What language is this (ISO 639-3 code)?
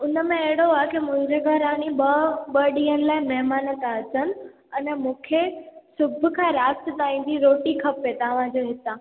snd